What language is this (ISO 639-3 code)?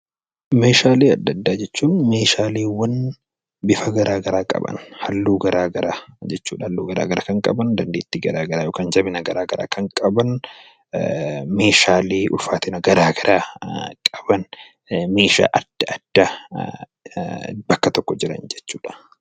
orm